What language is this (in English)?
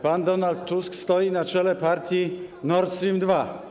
Polish